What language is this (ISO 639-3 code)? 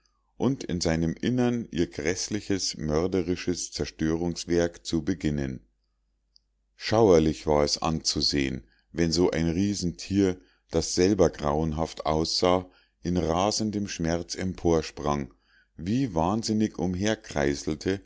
deu